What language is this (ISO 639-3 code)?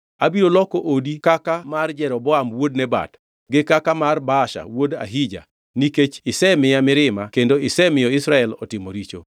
luo